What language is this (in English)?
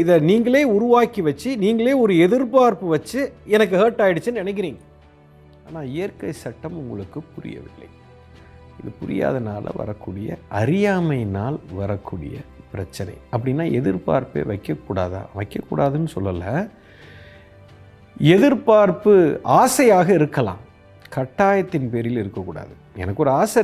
Tamil